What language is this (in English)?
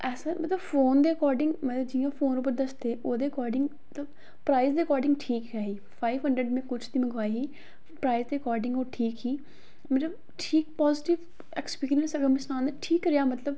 Dogri